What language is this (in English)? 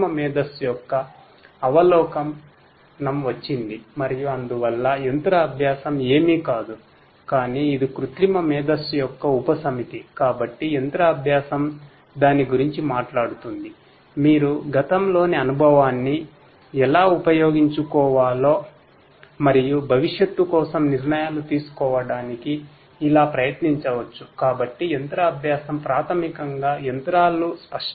Telugu